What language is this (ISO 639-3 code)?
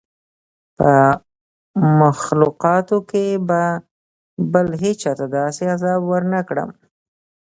pus